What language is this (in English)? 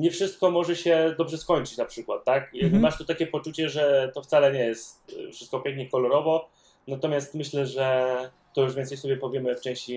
Polish